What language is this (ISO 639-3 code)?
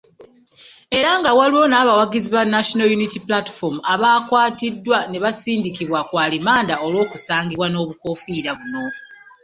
lug